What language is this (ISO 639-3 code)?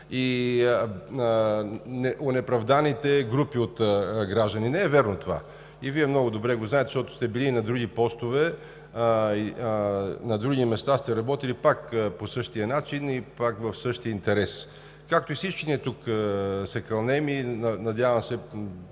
bul